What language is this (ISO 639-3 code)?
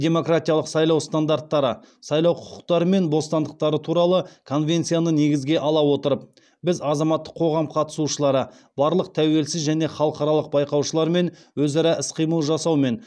kaz